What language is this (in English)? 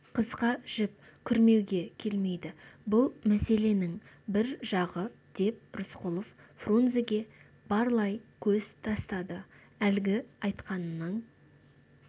Kazakh